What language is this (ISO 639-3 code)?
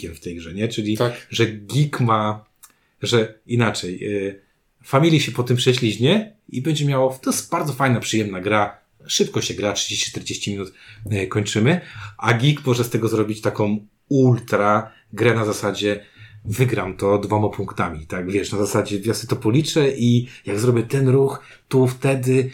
pol